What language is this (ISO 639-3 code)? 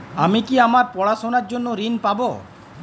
ben